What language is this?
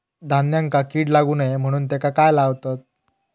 Marathi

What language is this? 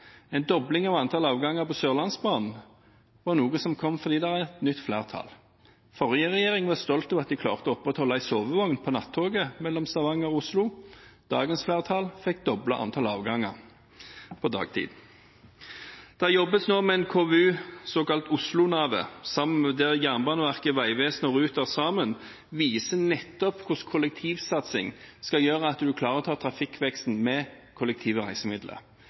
Norwegian Bokmål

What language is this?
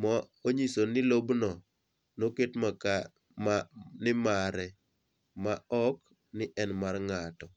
Luo (Kenya and Tanzania)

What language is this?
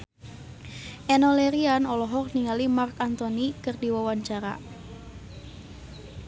Sundanese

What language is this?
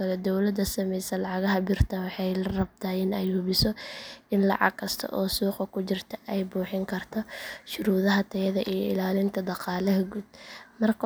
Somali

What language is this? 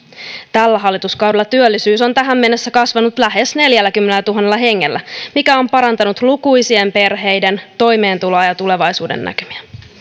Finnish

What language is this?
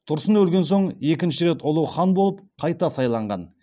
Kazakh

